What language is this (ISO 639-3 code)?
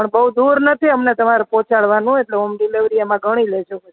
guj